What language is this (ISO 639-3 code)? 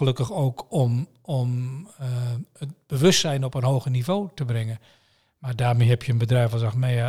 nld